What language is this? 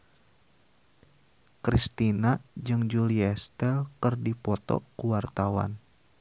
Sundanese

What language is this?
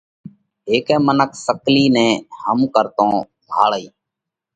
Parkari Koli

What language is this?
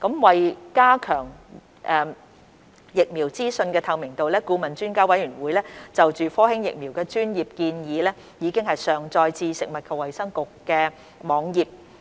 Cantonese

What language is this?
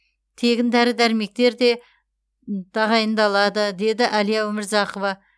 Kazakh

